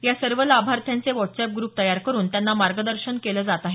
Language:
Marathi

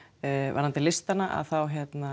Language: Icelandic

